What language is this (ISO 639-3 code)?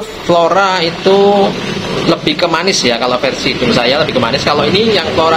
ind